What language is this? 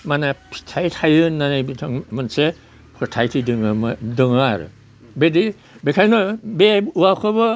Bodo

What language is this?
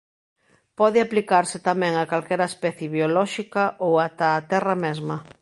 Galician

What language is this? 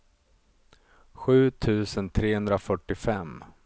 Swedish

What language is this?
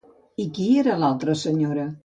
Catalan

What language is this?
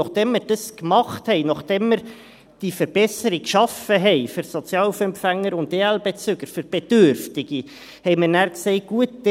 Swiss German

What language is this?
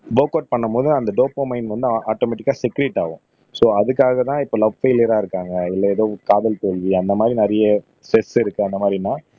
Tamil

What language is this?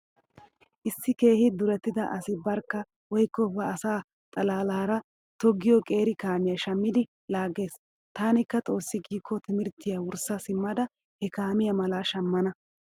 Wolaytta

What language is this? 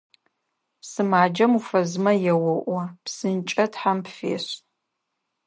Adyghe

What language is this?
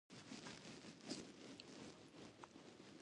Pashto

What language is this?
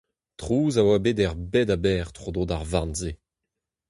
Breton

